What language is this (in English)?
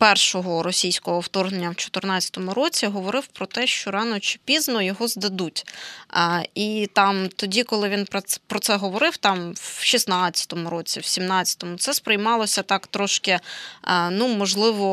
Ukrainian